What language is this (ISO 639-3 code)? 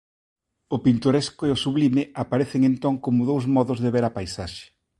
glg